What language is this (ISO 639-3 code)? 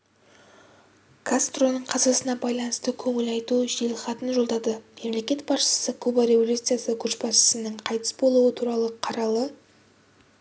kaz